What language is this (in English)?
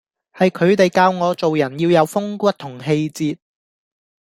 Cantonese